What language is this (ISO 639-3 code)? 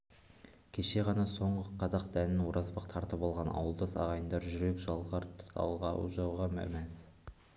kaz